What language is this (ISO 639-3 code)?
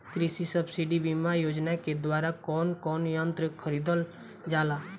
bho